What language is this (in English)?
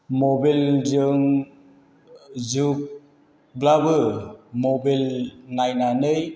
Bodo